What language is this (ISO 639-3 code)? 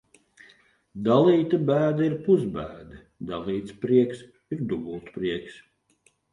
lav